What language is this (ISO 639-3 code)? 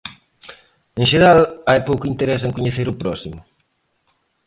glg